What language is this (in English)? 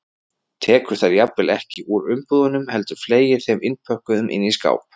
Icelandic